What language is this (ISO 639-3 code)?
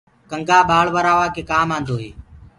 ggg